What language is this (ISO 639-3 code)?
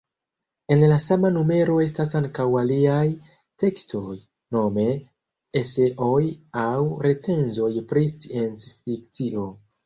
epo